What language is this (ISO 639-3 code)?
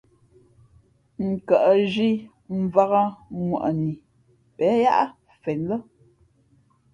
fmp